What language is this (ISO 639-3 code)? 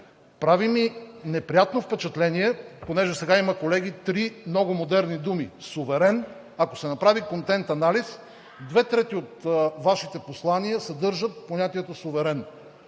bul